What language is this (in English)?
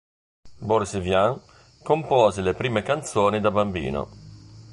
Italian